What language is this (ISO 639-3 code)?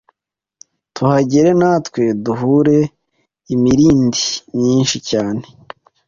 kin